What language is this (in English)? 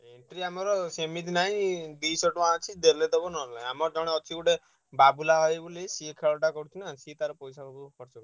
Odia